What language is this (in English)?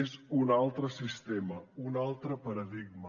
Catalan